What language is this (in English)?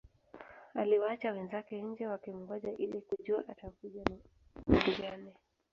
Swahili